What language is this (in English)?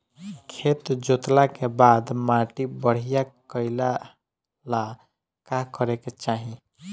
Bhojpuri